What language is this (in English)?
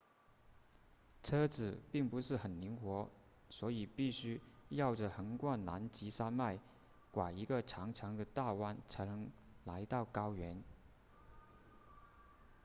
Chinese